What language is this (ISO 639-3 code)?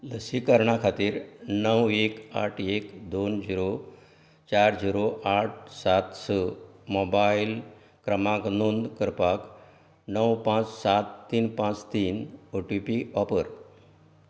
kok